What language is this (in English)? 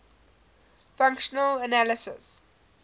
English